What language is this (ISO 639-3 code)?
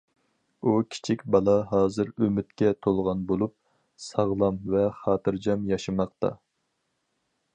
uig